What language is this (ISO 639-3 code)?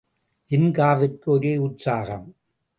tam